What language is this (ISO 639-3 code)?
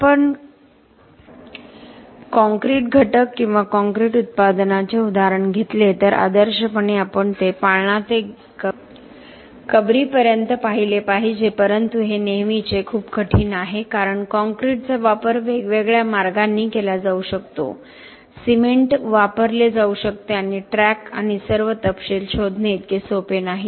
mar